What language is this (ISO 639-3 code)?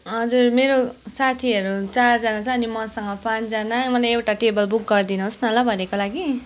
nep